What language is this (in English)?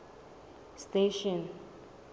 Southern Sotho